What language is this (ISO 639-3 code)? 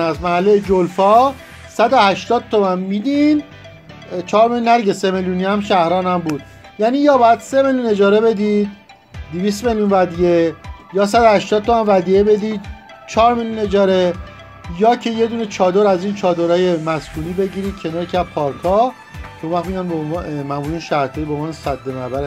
fas